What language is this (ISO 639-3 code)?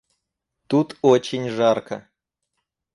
rus